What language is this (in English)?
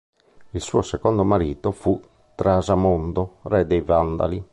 Italian